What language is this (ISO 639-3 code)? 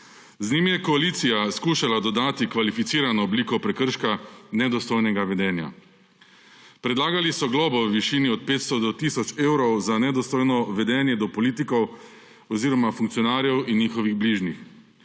slv